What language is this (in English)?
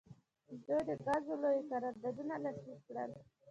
Pashto